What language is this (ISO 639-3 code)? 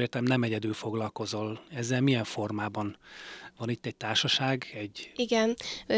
hun